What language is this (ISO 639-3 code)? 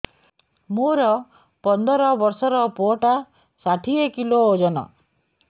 ori